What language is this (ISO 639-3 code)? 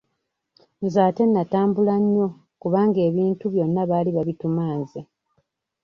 lug